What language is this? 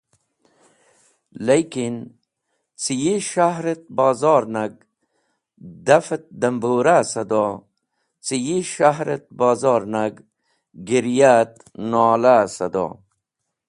Wakhi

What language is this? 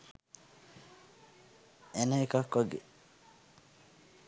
Sinhala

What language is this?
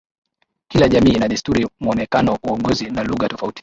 Swahili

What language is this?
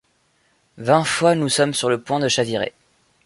French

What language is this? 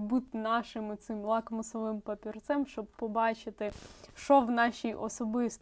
Ukrainian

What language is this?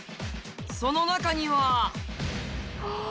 Japanese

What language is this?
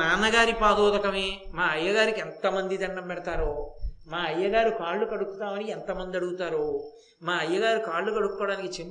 Telugu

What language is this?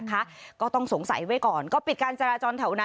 Thai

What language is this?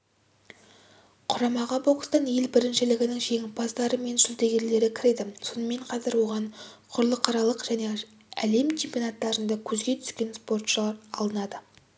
Kazakh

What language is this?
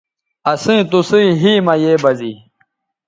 Bateri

